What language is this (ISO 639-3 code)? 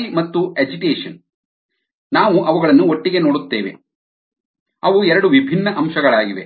kan